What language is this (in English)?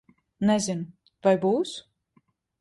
Latvian